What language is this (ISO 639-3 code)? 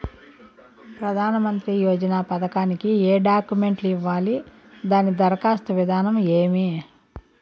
tel